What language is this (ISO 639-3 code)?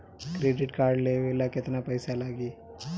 bho